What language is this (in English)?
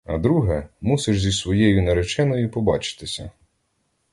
Ukrainian